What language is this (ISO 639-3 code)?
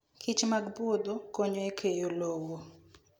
luo